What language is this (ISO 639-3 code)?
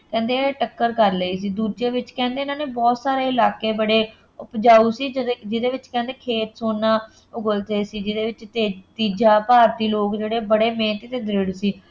pan